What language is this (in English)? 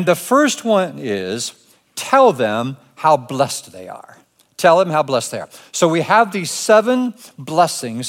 English